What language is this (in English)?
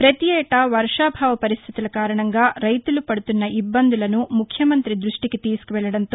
Telugu